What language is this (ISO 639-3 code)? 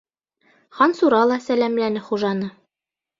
bak